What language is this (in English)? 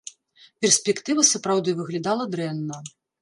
Belarusian